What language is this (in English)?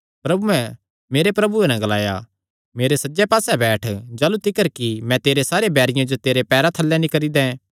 Kangri